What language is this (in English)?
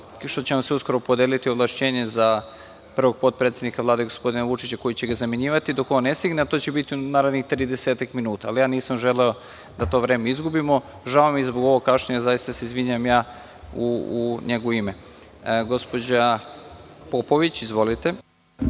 Serbian